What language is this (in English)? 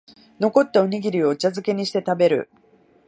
Japanese